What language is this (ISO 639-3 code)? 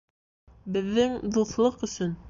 bak